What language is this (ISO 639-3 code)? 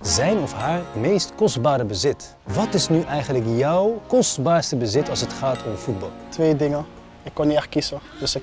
nld